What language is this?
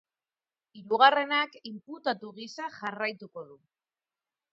Basque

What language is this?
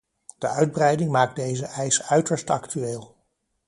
Dutch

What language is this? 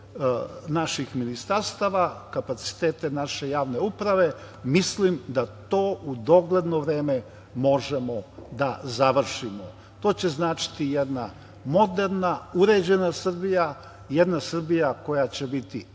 Serbian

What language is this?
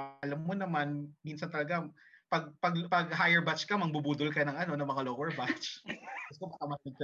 Filipino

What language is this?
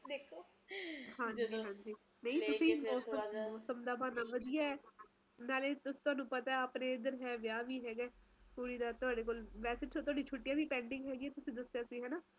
Punjabi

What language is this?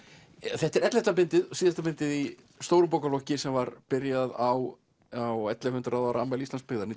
Icelandic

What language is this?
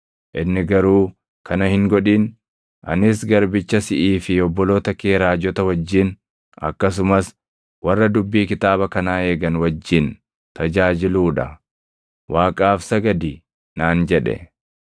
Oromo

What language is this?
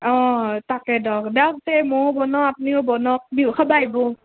Assamese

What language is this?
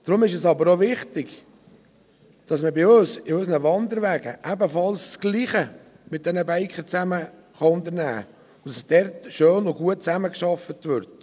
Swiss German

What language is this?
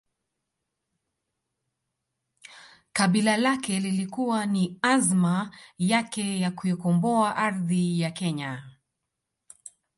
Swahili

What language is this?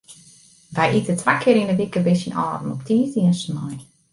Western Frisian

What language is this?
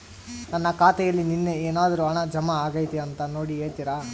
Kannada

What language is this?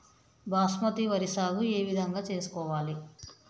Telugu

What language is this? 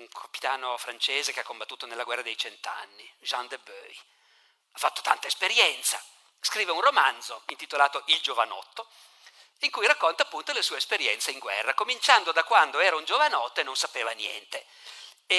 Italian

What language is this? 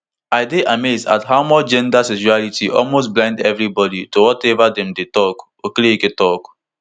Nigerian Pidgin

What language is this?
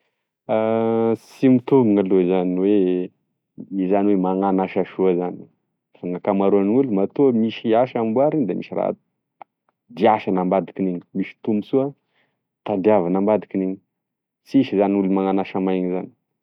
Tesaka Malagasy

